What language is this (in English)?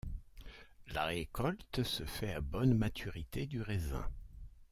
French